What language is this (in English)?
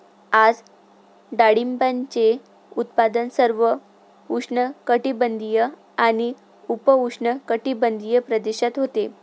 Marathi